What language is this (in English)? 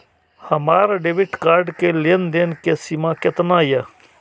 Maithili